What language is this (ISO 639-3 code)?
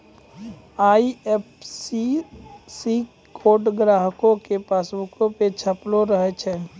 mai